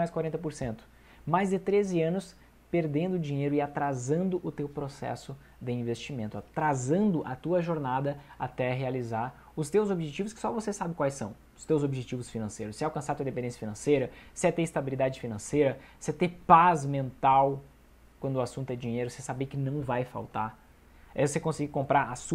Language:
Portuguese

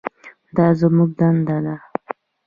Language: Pashto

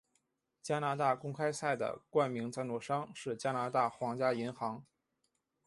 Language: Chinese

